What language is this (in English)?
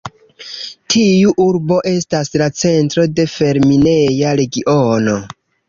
Esperanto